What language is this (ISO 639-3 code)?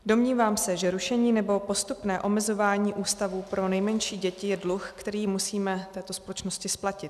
ces